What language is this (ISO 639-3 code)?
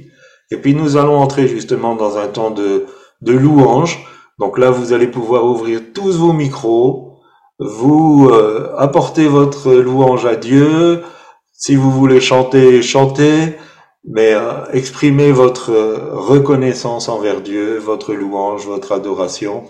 fra